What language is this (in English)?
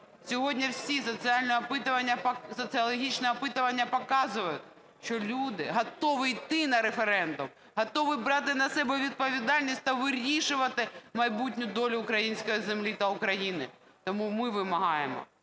Ukrainian